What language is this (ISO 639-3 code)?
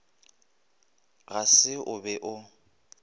nso